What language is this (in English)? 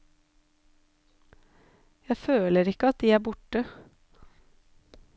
Norwegian